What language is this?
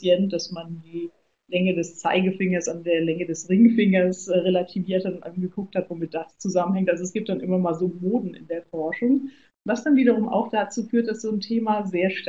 German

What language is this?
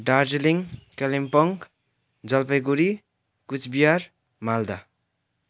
Nepali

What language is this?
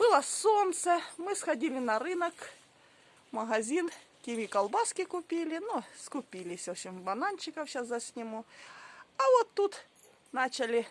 Russian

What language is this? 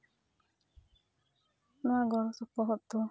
Santali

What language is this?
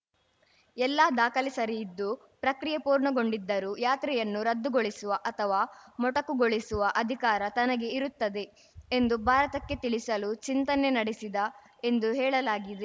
Kannada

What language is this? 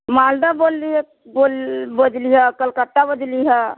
Maithili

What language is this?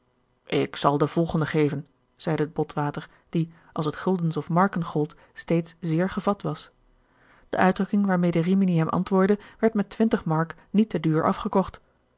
Dutch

